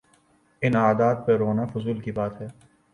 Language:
Urdu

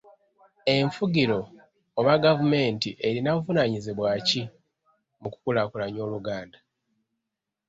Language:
Ganda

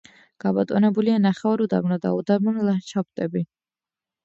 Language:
Georgian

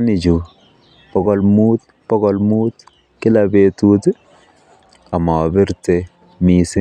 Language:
Kalenjin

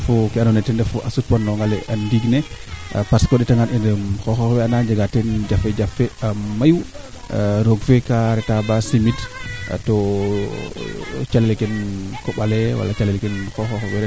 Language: Serer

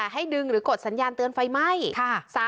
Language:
Thai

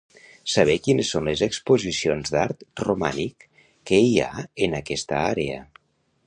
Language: Catalan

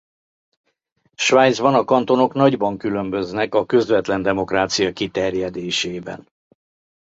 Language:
Hungarian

